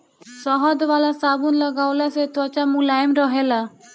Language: Bhojpuri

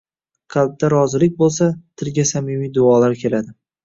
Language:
Uzbek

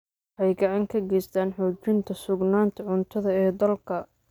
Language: Somali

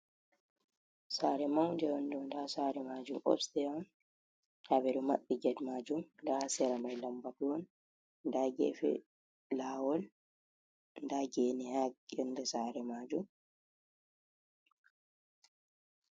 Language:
Fula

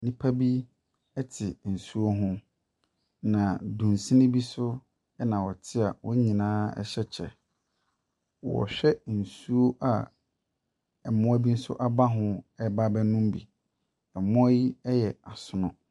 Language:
Akan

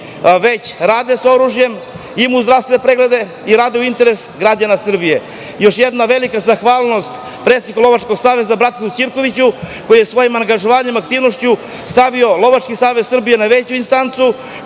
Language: Serbian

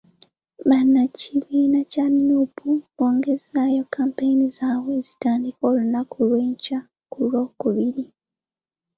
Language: Ganda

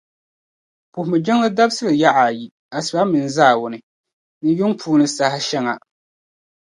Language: Dagbani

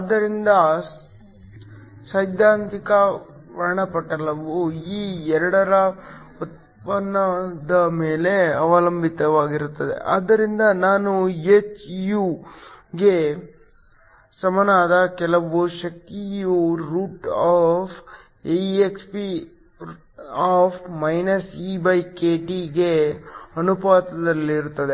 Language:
Kannada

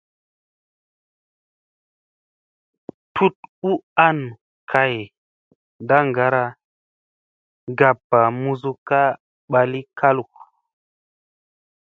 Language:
Musey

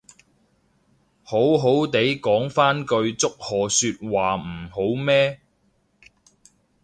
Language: Cantonese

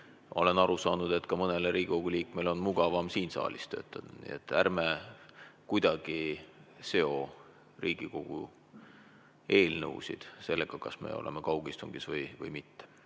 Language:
Estonian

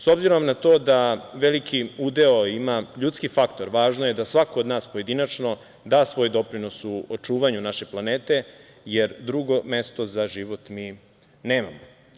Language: Serbian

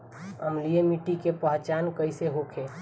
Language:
Bhojpuri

